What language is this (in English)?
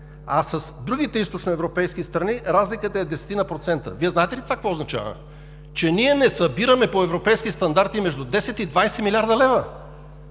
Bulgarian